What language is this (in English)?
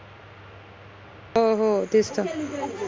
Marathi